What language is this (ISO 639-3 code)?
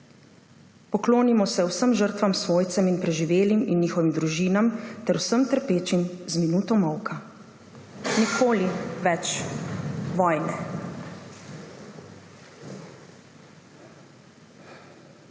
slv